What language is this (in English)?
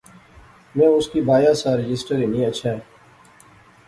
Pahari-Potwari